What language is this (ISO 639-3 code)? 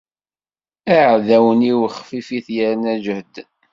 kab